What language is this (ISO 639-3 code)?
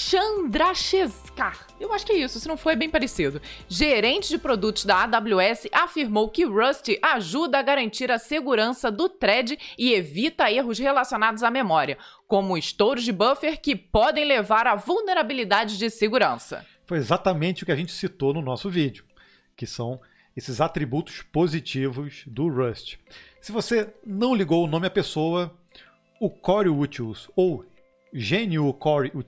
por